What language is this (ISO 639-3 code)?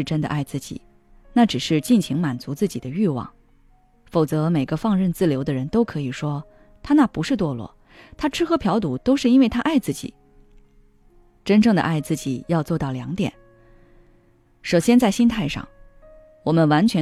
zho